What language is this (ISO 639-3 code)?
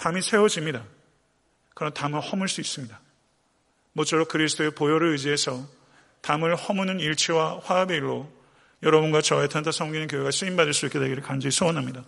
kor